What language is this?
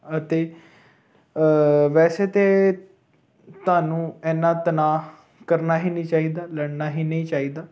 Punjabi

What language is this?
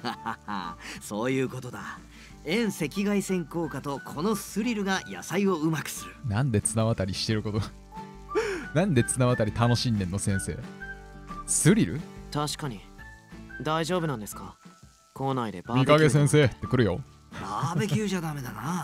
Japanese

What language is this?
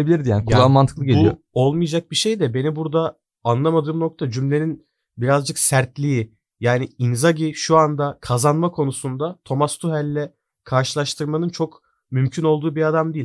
Turkish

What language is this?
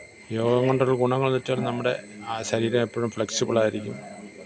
Malayalam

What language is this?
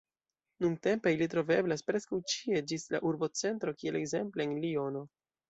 Esperanto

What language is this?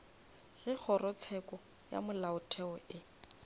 Northern Sotho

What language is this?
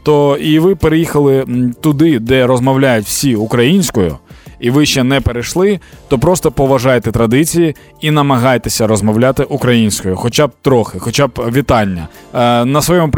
Ukrainian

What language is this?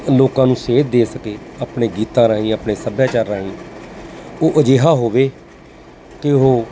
Punjabi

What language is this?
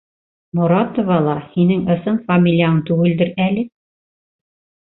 Bashkir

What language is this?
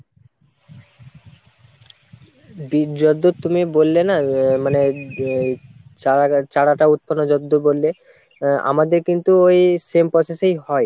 Bangla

